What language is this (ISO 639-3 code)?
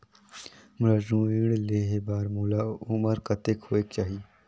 hne